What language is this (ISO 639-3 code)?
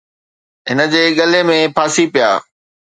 snd